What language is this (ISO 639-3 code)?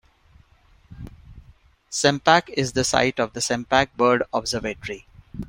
eng